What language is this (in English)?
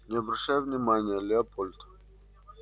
Russian